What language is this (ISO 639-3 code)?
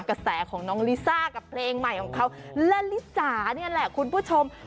tha